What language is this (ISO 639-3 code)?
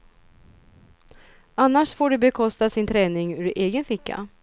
swe